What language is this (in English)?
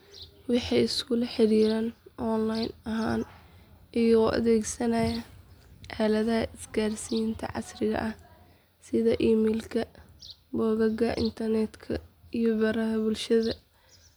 Somali